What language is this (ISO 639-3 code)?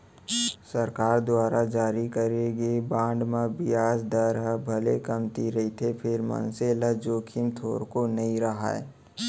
hne